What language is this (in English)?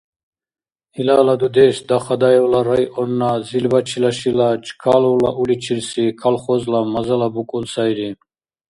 Dargwa